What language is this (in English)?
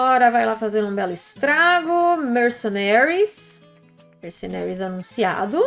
Portuguese